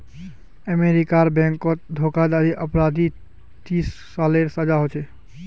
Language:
Magahi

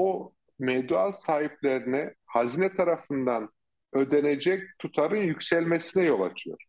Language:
Turkish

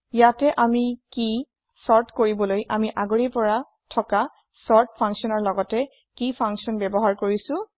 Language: Assamese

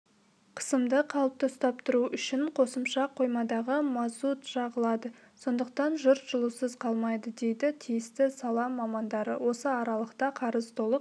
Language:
Kazakh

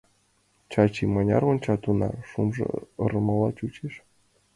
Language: Mari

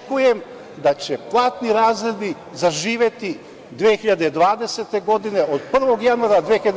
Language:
Serbian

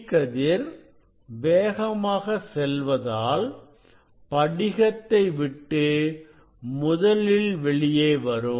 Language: Tamil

